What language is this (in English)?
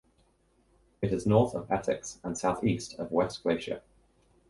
English